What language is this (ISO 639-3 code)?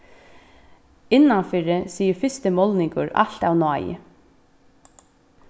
fao